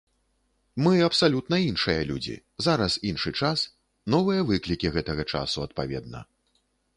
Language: Belarusian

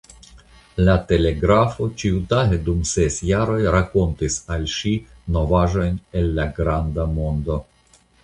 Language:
Esperanto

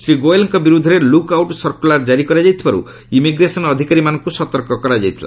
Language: Odia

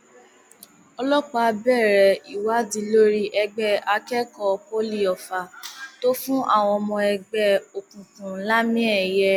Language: Yoruba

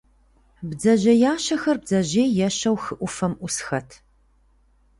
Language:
Kabardian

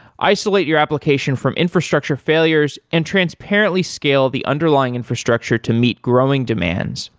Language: English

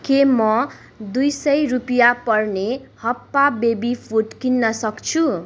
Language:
Nepali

